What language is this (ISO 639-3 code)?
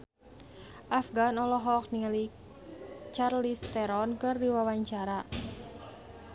sun